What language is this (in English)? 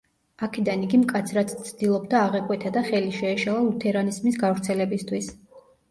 Georgian